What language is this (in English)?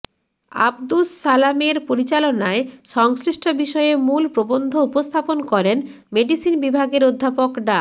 Bangla